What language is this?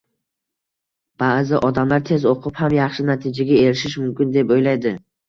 Uzbek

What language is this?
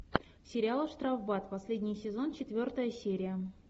Russian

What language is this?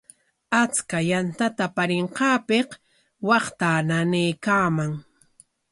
Corongo Ancash Quechua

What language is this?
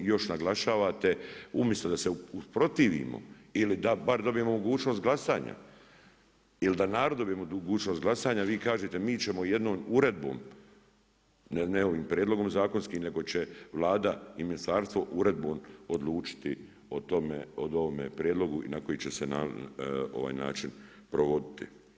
Croatian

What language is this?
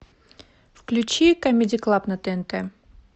Russian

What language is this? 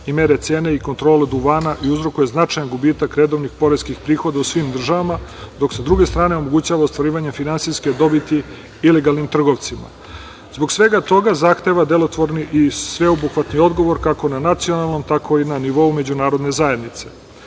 Serbian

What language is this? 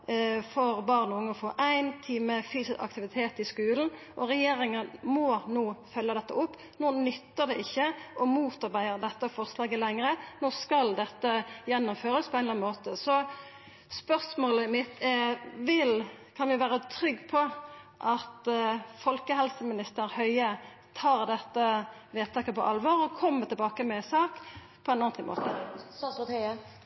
Norwegian Nynorsk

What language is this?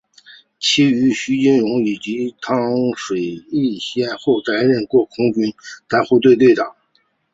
Chinese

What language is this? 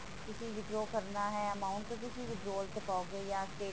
Punjabi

